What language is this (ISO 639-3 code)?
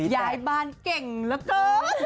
tha